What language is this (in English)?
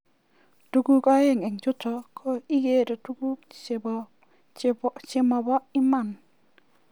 Kalenjin